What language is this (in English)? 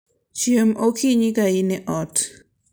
Luo (Kenya and Tanzania)